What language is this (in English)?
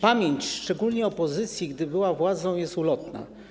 Polish